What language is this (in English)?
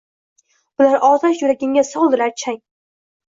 Uzbek